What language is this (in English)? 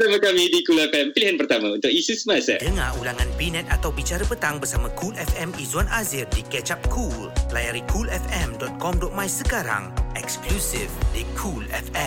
Malay